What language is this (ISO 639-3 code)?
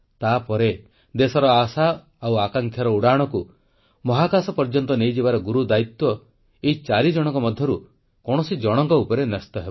ori